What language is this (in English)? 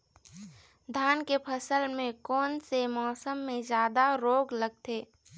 Chhattisgarhi